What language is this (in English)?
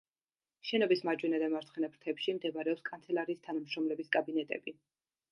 Georgian